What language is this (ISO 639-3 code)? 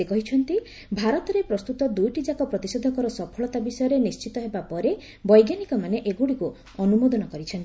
ori